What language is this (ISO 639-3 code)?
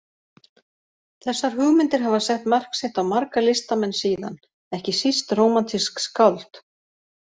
isl